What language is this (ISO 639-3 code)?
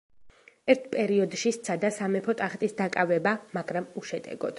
kat